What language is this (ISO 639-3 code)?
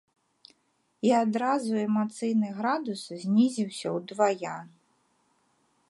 bel